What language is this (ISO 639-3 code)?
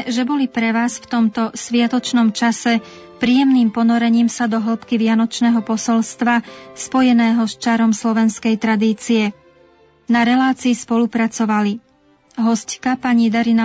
slk